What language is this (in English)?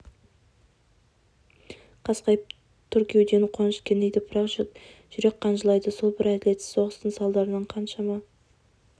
Kazakh